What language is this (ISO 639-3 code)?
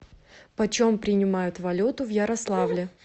rus